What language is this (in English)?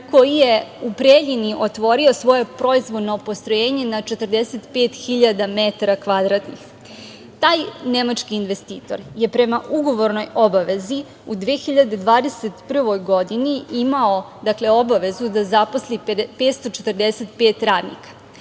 Serbian